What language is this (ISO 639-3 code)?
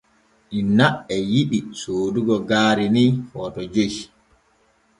fue